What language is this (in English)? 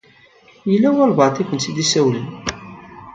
Kabyle